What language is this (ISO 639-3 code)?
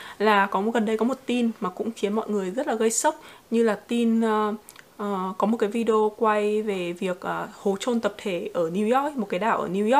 vie